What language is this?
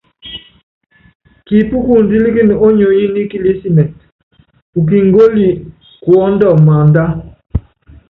Yangben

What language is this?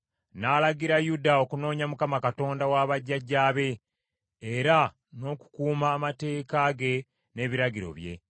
Ganda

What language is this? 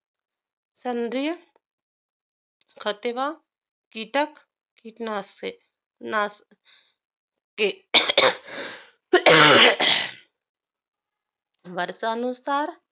Marathi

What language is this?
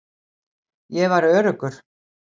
Icelandic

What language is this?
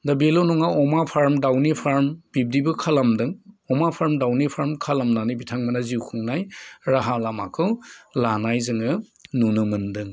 Bodo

